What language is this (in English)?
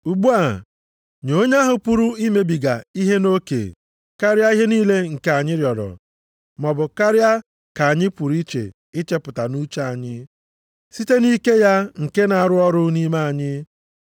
Igbo